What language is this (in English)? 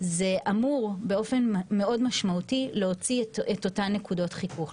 Hebrew